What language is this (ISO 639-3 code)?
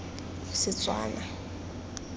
tsn